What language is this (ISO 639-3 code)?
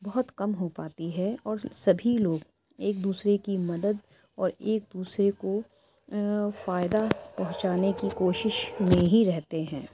urd